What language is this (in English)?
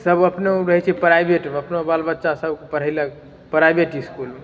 Maithili